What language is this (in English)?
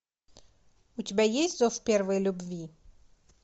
Russian